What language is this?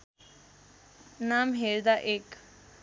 Nepali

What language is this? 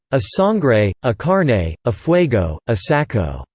English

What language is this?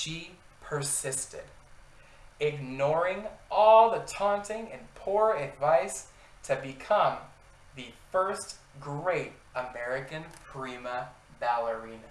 English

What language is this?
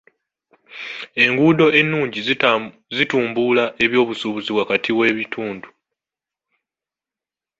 Ganda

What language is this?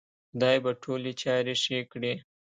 Pashto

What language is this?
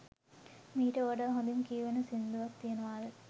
Sinhala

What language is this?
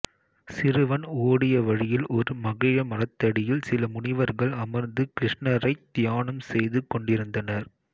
Tamil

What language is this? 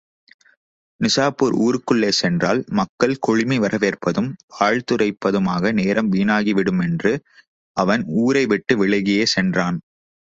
Tamil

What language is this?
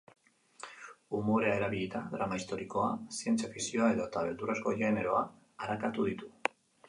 Basque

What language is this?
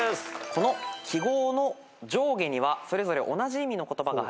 Japanese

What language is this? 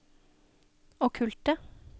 Norwegian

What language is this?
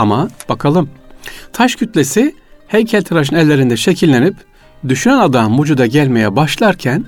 Turkish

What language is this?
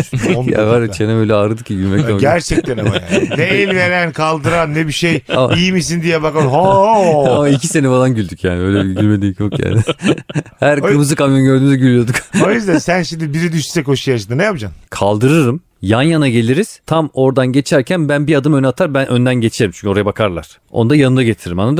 Turkish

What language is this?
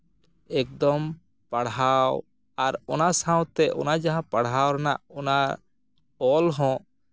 Santali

